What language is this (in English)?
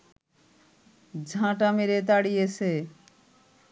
Bangla